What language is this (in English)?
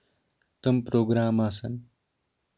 Kashmiri